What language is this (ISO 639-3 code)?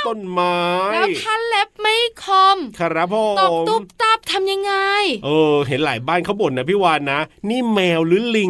tha